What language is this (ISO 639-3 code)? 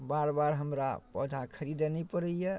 mai